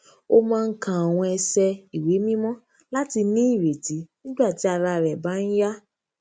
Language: Yoruba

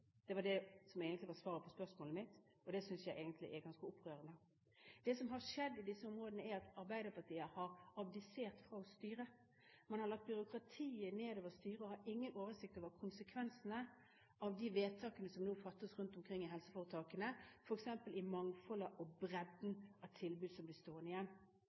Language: Norwegian Bokmål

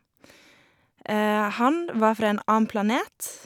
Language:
Norwegian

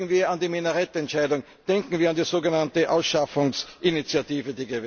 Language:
German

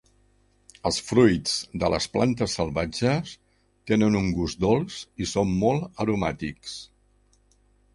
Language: Catalan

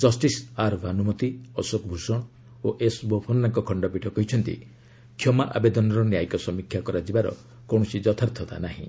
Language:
Odia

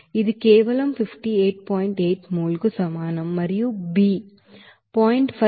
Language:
Telugu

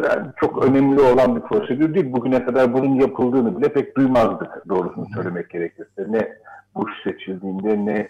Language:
Turkish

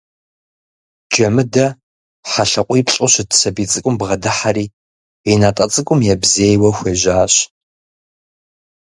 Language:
Kabardian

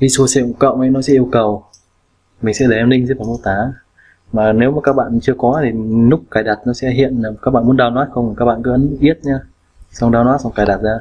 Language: Vietnamese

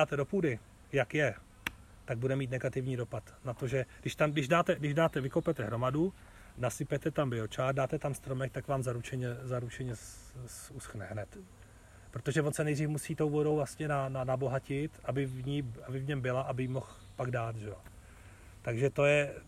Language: Czech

